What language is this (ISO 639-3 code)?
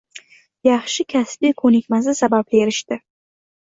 uzb